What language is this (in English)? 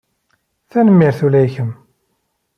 Kabyle